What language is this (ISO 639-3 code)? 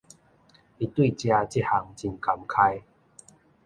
nan